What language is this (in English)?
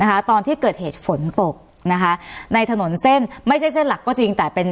Thai